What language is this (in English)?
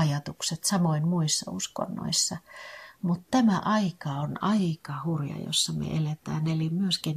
Finnish